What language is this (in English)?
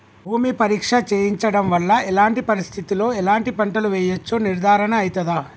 Telugu